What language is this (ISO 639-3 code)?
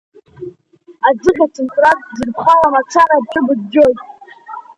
abk